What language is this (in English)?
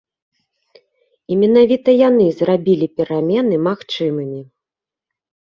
Belarusian